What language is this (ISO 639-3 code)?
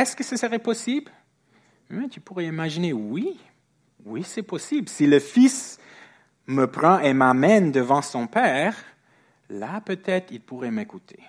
fra